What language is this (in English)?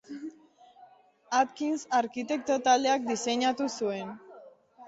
Basque